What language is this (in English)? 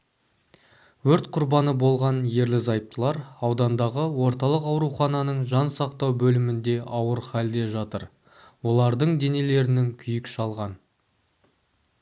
Kazakh